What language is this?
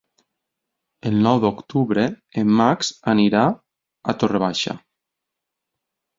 Catalan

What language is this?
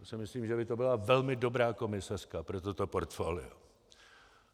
Czech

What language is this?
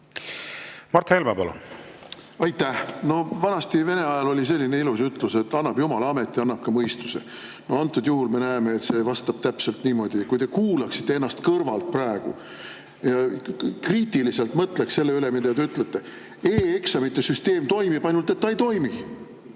Estonian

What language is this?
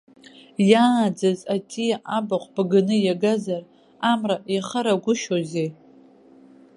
Abkhazian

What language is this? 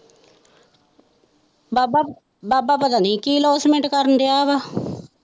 Punjabi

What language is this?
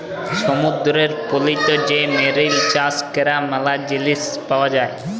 Bangla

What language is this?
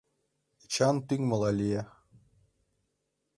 Mari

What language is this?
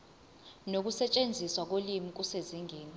Zulu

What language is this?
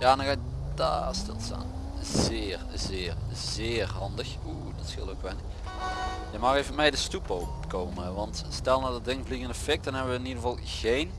Dutch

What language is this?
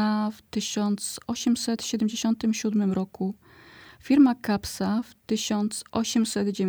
Polish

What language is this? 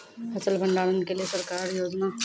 Maithili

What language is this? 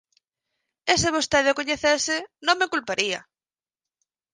Galician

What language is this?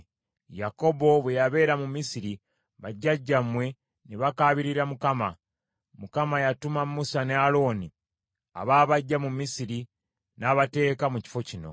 Ganda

